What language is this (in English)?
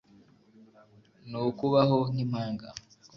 Kinyarwanda